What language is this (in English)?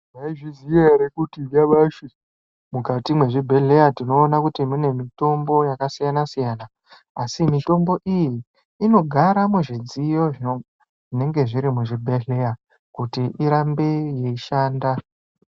Ndau